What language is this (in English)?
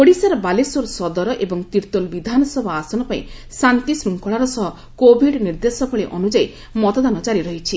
Odia